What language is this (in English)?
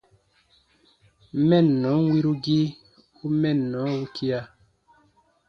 Baatonum